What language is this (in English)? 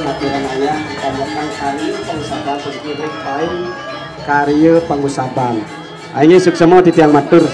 Indonesian